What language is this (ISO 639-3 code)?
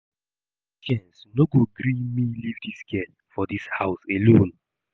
pcm